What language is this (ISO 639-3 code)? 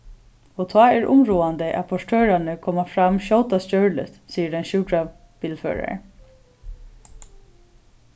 fao